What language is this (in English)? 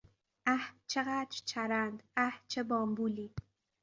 Persian